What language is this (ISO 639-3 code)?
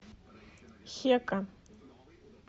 rus